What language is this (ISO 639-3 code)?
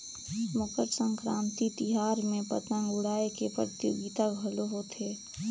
hne